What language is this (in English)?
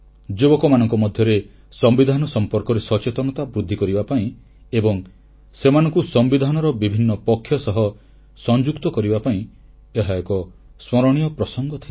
Odia